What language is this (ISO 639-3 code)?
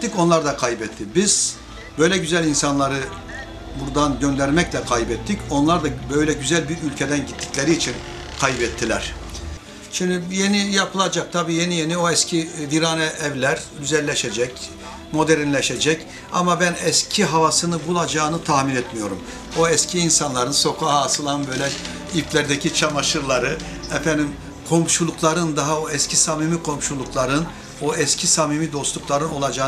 tur